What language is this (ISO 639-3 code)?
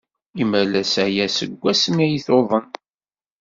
kab